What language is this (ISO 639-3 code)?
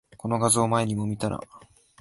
jpn